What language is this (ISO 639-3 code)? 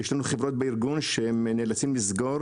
heb